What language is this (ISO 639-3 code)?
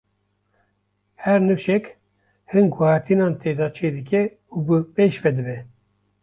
kur